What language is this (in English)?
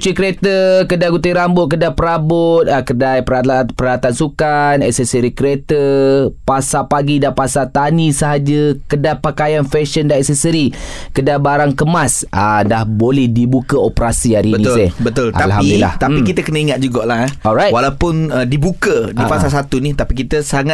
Malay